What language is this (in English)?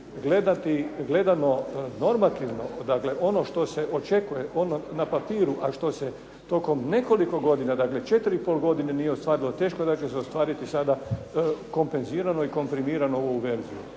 Croatian